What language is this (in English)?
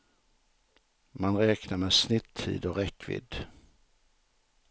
Swedish